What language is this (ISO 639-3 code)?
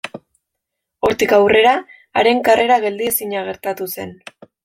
eus